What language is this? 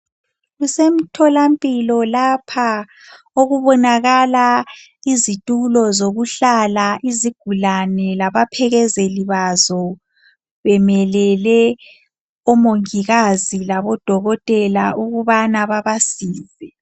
North Ndebele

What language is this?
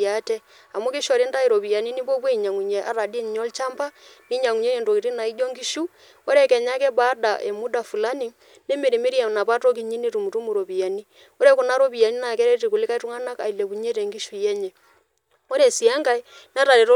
Masai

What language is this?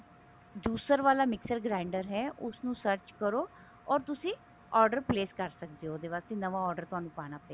Punjabi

